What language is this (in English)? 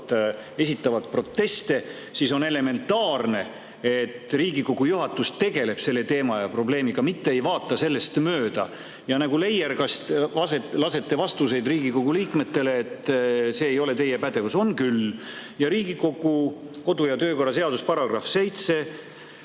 Estonian